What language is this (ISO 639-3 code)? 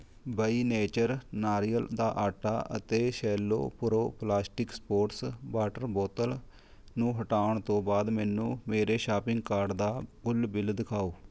pan